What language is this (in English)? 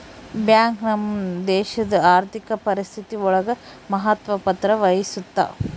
Kannada